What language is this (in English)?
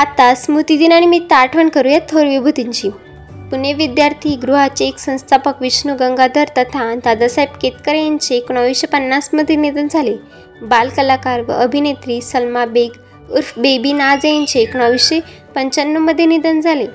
Marathi